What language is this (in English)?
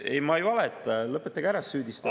Estonian